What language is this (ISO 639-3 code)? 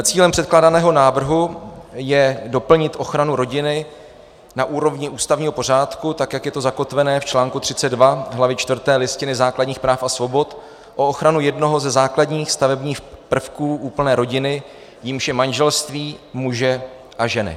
ces